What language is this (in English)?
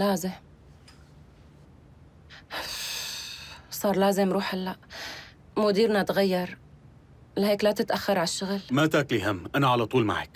Arabic